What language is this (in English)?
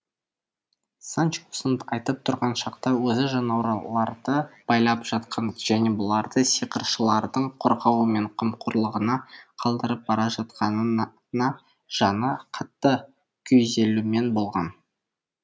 Kazakh